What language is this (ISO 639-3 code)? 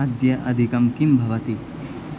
san